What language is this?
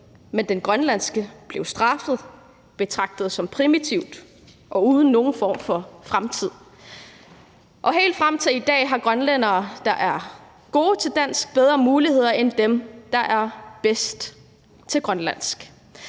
Danish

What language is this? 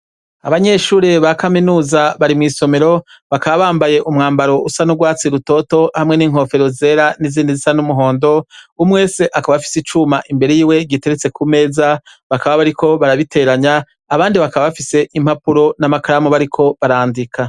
Rundi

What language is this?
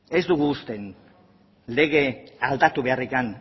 Basque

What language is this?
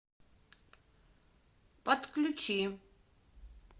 Russian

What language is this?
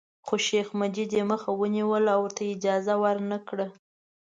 Pashto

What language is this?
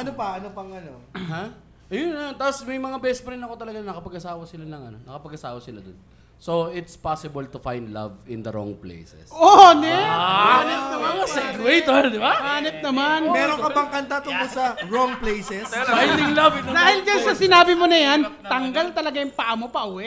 Filipino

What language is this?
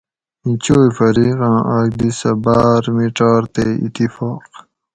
Gawri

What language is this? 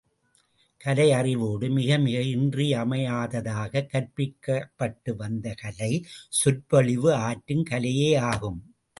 Tamil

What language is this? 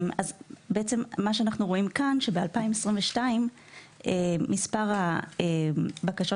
Hebrew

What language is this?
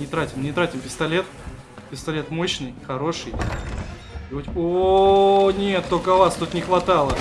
Russian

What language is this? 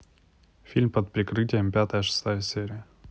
Russian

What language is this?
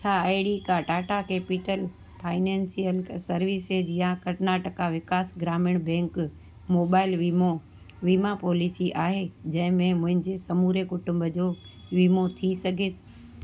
Sindhi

